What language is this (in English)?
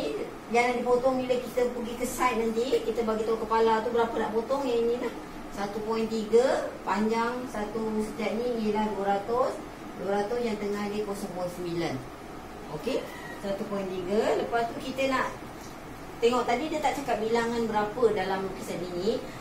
Malay